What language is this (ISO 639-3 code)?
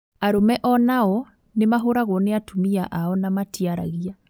kik